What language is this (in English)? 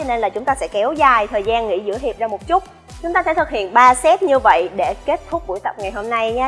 Vietnamese